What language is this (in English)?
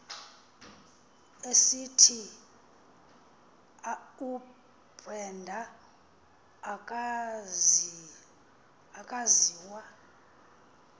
Xhosa